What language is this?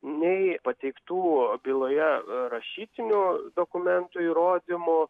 Lithuanian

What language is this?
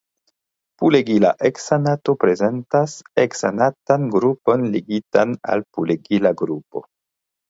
Esperanto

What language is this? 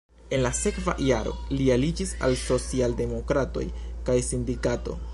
Esperanto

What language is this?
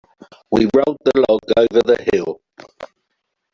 English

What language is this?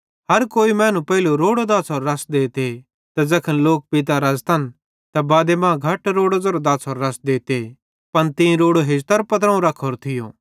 Bhadrawahi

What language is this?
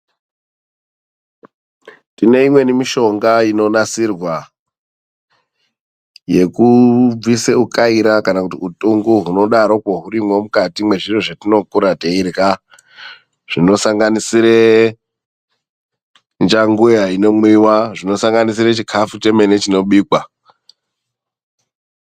Ndau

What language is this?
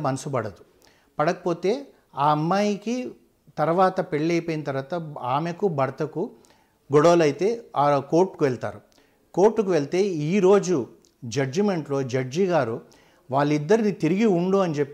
Telugu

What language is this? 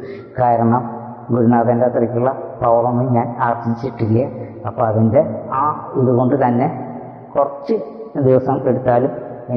Malayalam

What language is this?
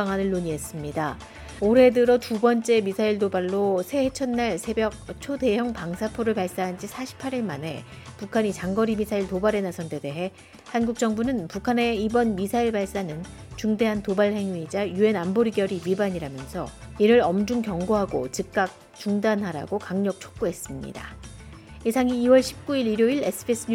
Korean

